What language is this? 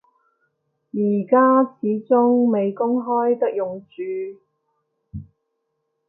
Cantonese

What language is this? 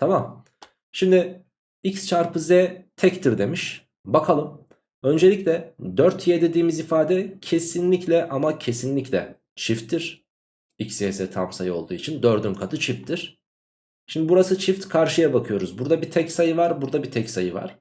Turkish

